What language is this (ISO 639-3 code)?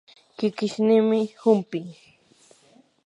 qur